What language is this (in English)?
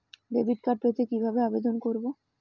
Bangla